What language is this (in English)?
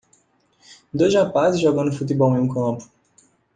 Portuguese